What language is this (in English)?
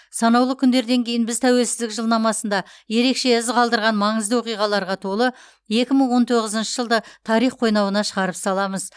Kazakh